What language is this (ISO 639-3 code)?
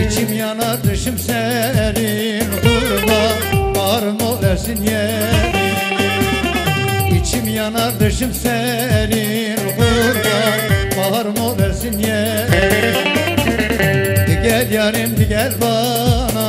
tur